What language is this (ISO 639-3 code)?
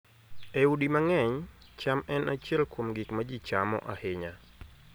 luo